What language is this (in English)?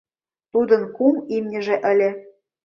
Mari